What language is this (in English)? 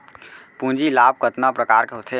Chhattisgarhi